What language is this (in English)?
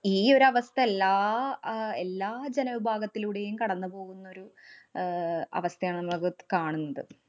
Malayalam